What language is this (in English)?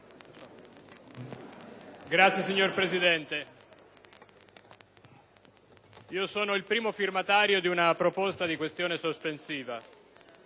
Italian